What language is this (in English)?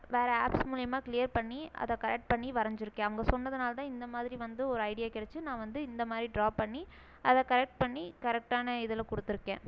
Tamil